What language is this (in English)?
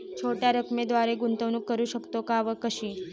Marathi